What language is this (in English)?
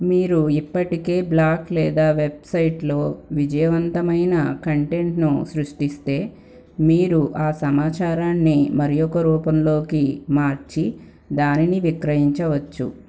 Telugu